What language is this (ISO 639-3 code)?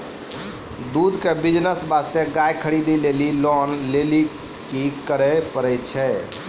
mai